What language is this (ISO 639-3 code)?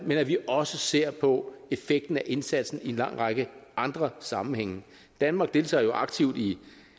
dan